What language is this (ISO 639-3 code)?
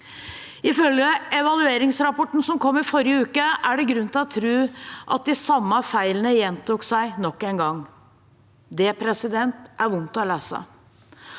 nor